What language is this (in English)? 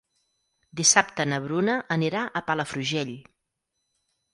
Catalan